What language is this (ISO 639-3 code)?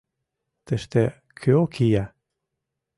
chm